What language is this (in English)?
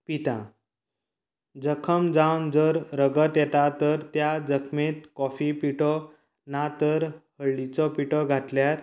Konkani